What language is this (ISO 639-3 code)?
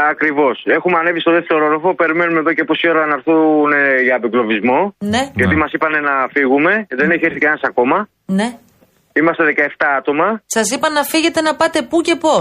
ell